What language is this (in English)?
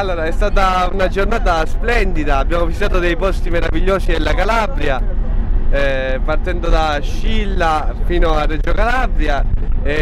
Italian